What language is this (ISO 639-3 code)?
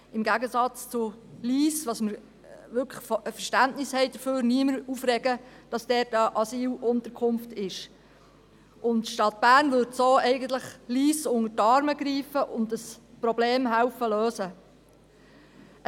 gsw